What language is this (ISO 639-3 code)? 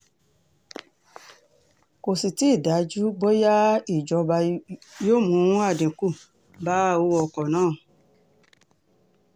yor